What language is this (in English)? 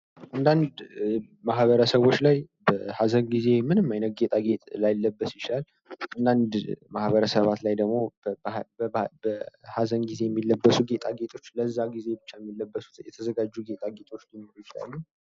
Amharic